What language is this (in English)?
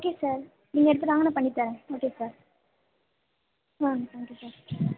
Tamil